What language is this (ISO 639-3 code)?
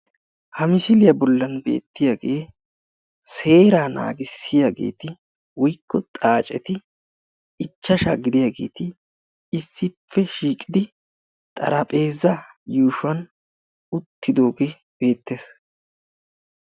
wal